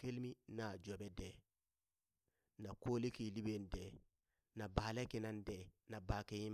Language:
Burak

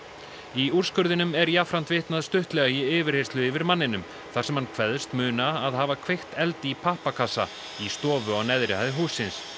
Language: Icelandic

